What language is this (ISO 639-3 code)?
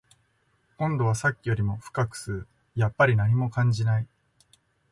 jpn